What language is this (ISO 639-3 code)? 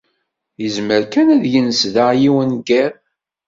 kab